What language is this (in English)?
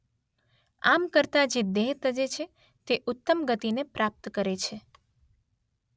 Gujarati